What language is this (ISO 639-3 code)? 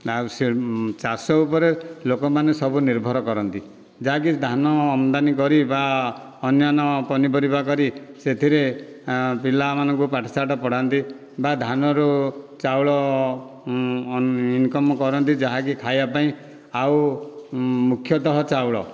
ori